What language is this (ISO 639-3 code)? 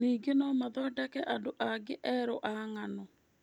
kik